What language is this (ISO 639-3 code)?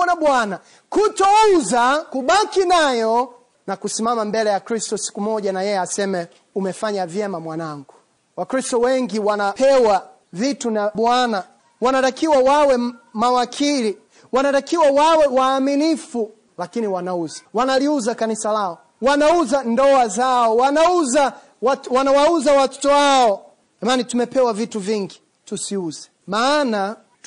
swa